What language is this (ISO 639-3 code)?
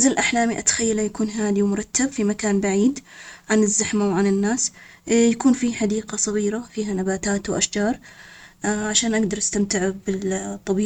acx